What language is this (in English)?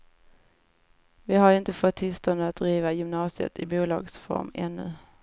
Swedish